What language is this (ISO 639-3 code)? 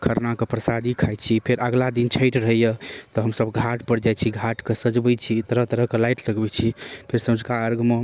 mai